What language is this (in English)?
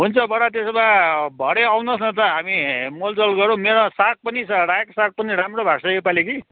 Nepali